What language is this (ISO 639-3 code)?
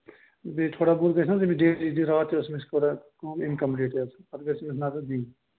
kas